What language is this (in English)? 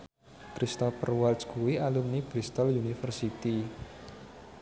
Javanese